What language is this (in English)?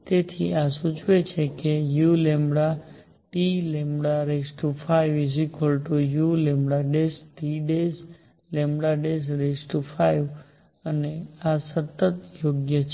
Gujarati